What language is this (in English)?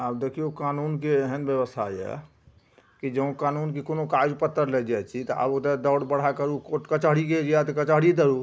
Maithili